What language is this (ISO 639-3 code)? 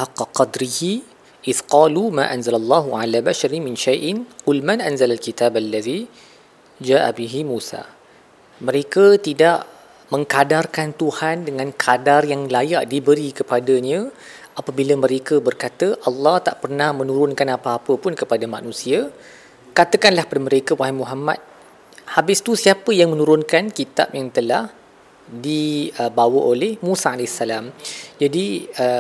msa